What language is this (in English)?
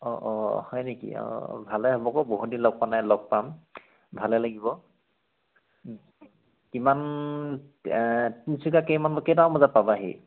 Assamese